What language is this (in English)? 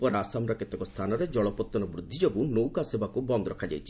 Odia